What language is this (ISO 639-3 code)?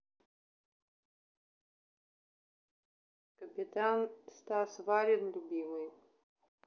rus